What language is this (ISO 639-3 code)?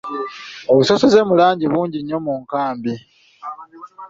lug